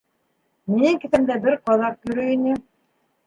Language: Bashkir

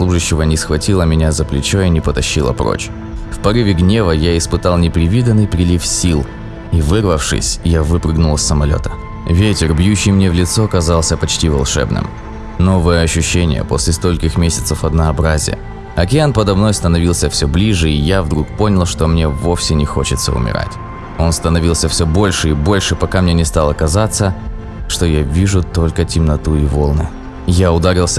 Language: Russian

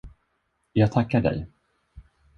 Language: Swedish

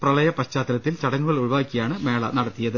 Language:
Malayalam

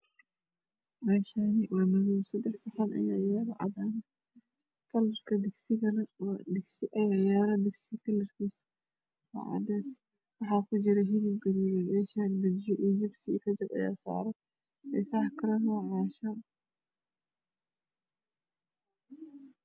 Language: Somali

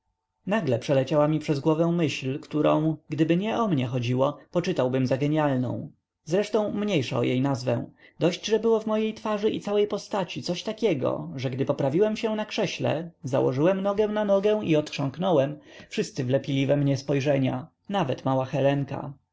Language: Polish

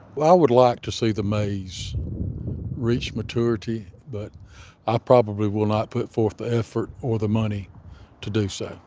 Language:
English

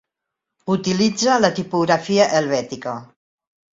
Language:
Catalan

